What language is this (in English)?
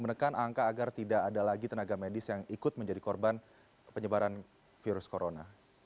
Indonesian